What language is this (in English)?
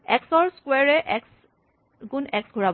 Assamese